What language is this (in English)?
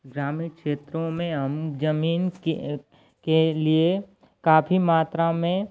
Hindi